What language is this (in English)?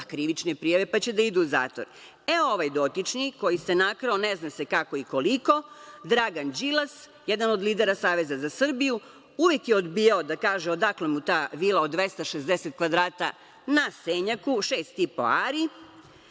Serbian